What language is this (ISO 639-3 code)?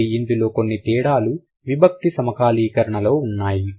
tel